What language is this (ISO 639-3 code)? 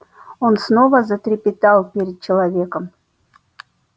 rus